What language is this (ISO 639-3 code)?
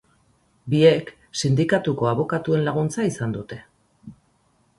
eus